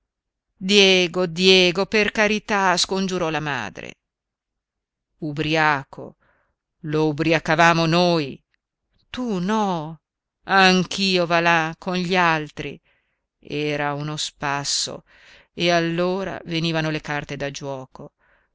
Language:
Italian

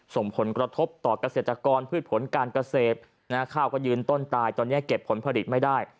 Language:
Thai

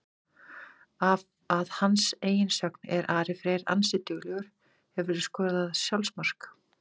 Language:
Icelandic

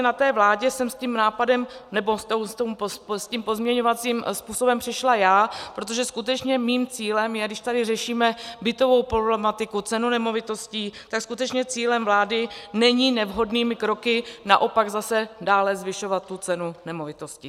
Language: Czech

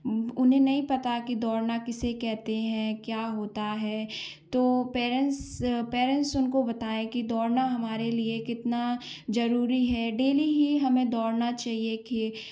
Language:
Hindi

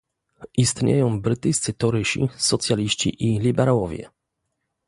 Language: Polish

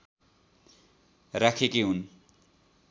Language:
Nepali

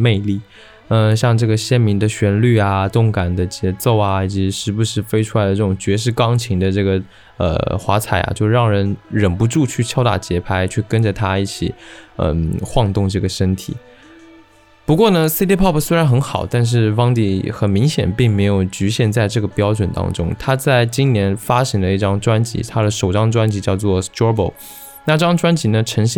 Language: Chinese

